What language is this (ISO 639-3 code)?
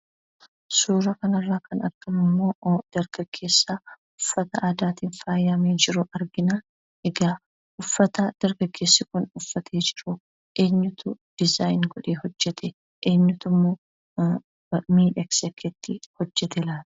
orm